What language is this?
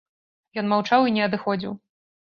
Belarusian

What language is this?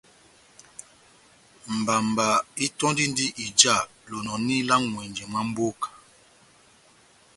Batanga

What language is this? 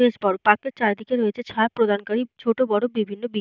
Bangla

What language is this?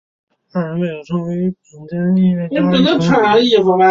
Chinese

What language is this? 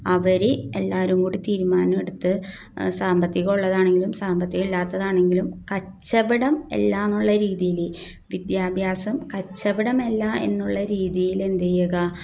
Malayalam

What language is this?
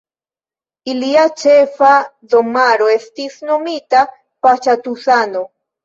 Esperanto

